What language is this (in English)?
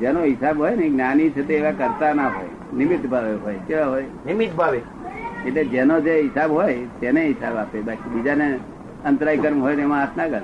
Gujarati